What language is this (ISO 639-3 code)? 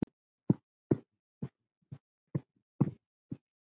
isl